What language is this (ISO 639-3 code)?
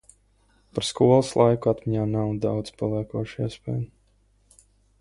lav